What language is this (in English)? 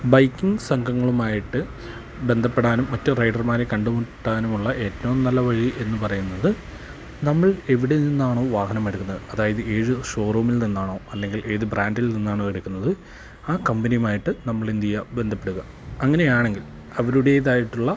Malayalam